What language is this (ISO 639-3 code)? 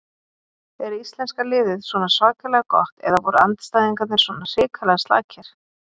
isl